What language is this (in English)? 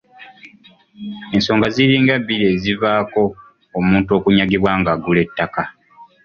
Ganda